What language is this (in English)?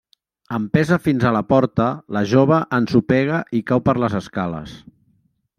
Catalan